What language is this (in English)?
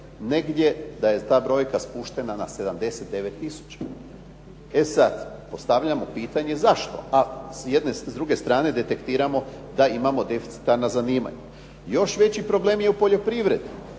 Croatian